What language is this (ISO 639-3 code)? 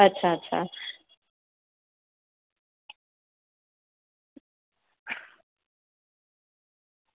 guj